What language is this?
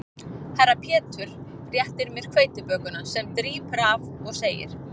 Icelandic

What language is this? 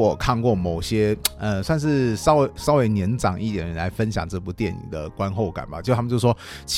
Chinese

